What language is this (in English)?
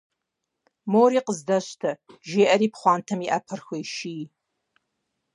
Kabardian